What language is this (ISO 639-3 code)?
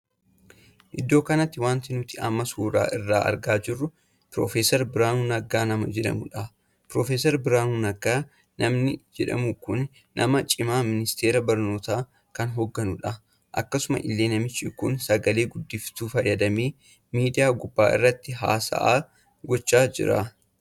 orm